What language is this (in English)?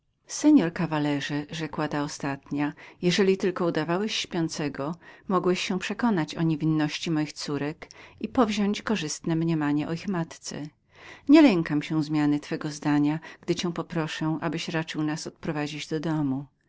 Polish